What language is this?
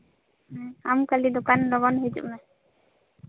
Santali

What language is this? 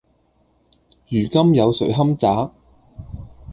Cantonese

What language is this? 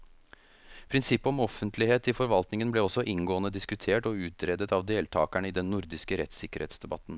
Norwegian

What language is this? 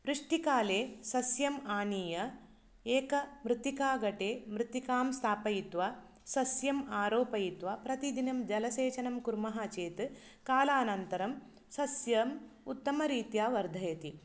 Sanskrit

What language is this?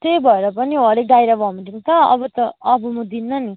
Nepali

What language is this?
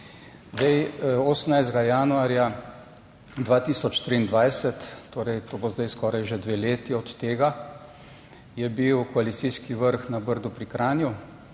Slovenian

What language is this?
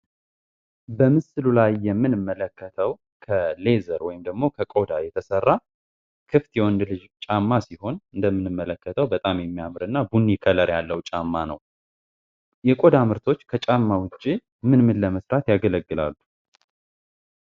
Amharic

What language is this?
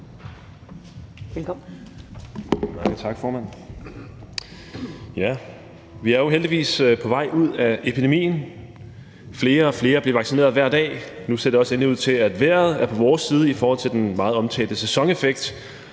Danish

